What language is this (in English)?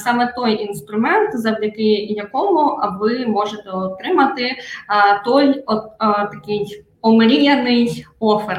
Ukrainian